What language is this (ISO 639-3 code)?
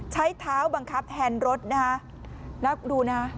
tha